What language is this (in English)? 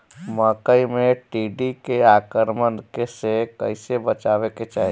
Bhojpuri